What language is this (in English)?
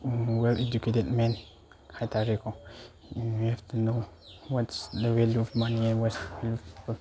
Manipuri